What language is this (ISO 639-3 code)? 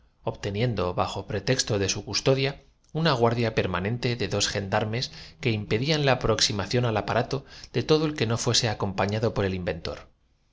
spa